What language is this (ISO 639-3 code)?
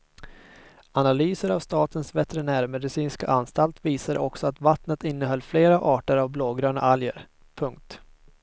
swe